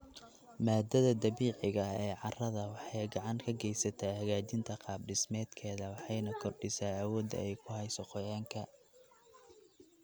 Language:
Somali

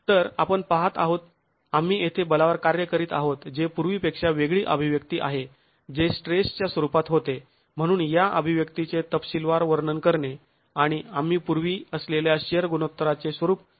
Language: Marathi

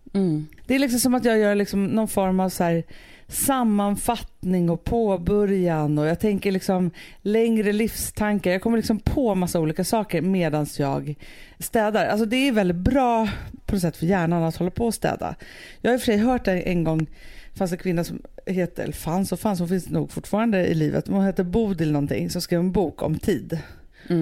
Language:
Swedish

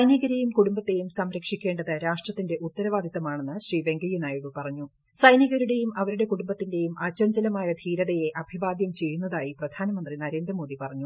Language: Malayalam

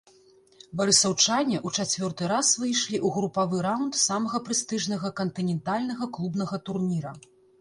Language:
Belarusian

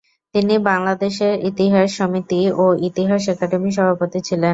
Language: Bangla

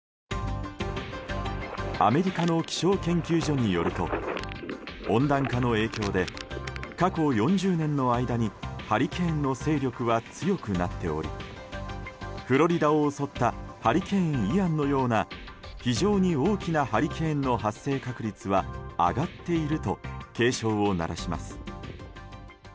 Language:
Japanese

